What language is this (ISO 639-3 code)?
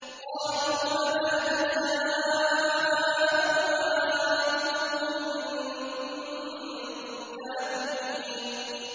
ara